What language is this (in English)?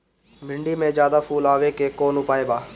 Bhojpuri